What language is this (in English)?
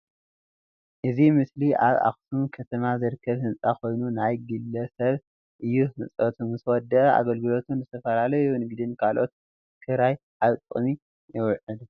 Tigrinya